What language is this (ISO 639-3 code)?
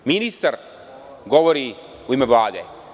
srp